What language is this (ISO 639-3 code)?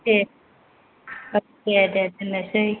brx